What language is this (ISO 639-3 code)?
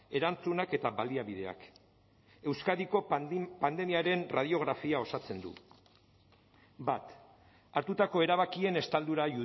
eus